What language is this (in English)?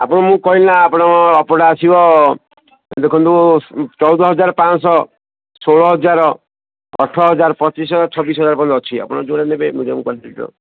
Odia